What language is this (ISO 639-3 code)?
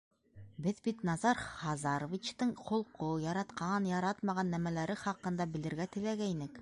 bak